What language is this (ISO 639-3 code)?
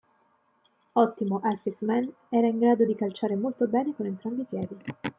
ita